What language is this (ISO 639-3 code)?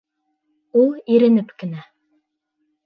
bak